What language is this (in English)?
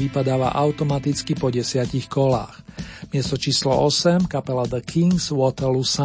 Slovak